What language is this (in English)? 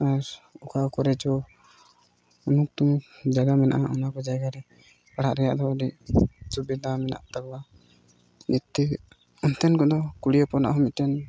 Santali